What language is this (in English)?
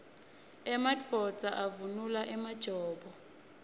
Swati